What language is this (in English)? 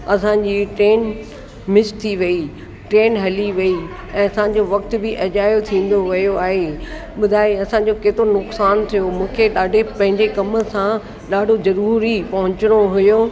Sindhi